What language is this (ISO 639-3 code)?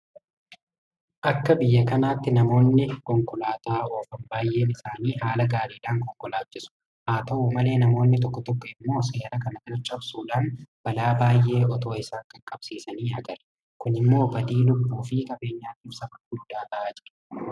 orm